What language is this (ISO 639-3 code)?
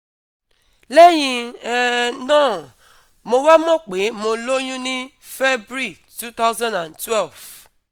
yor